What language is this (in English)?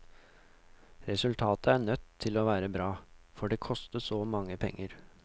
Norwegian